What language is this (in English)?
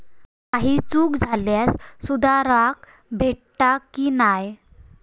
Marathi